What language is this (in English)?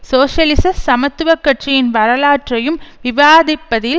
Tamil